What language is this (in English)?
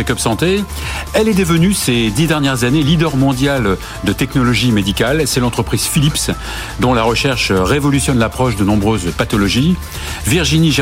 French